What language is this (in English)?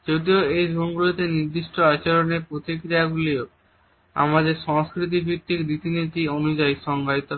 Bangla